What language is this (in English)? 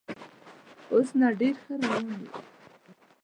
Pashto